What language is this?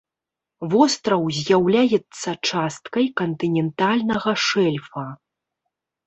Belarusian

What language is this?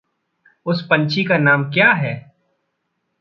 Hindi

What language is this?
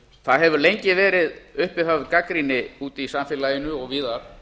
Icelandic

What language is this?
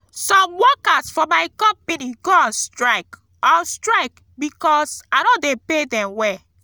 Nigerian Pidgin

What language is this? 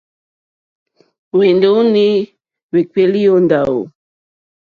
Mokpwe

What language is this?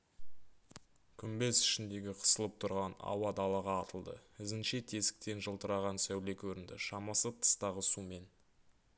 Kazakh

